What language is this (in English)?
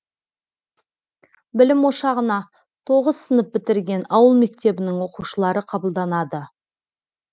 Kazakh